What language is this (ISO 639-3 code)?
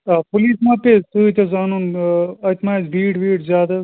kas